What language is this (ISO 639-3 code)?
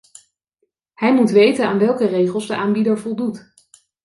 nld